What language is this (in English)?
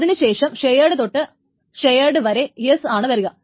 Malayalam